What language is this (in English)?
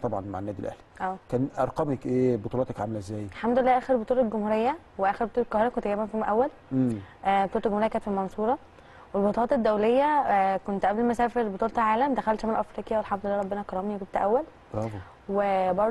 Arabic